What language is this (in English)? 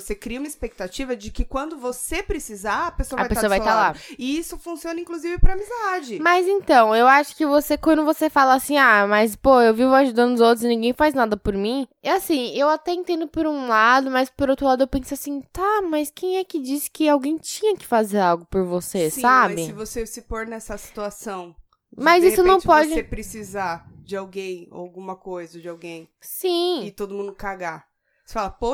Portuguese